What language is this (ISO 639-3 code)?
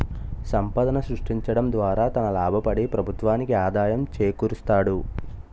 tel